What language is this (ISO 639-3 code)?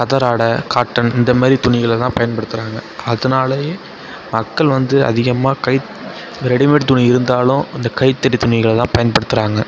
tam